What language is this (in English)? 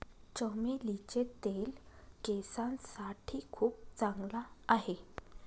Marathi